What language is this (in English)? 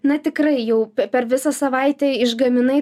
Lithuanian